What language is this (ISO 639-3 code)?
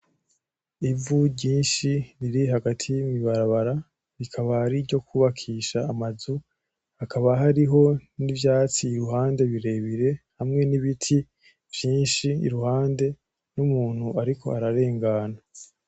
run